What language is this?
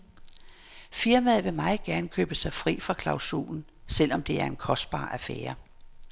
Danish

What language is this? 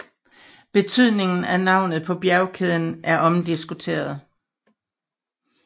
Danish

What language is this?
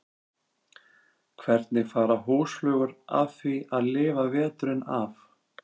Icelandic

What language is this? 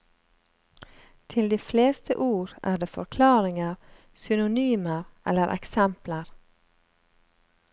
Norwegian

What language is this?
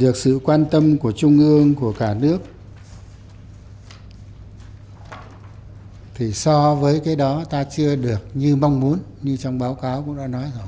Vietnamese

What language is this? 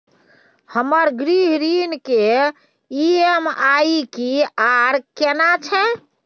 Maithili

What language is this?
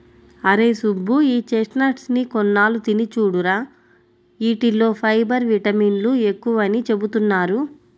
Telugu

